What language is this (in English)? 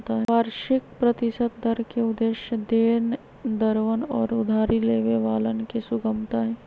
Magahi